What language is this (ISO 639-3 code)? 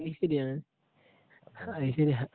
mal